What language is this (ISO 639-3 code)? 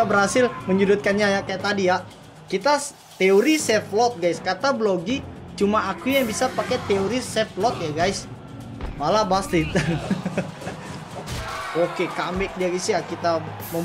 ind